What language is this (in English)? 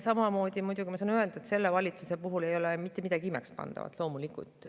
Estonian